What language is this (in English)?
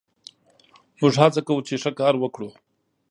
Pashto